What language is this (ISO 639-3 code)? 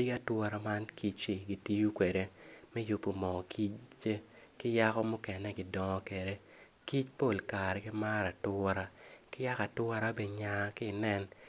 ach